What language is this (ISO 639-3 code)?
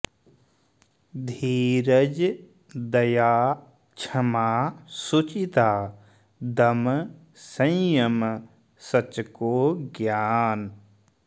san